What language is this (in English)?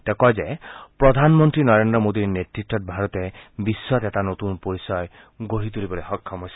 Assamese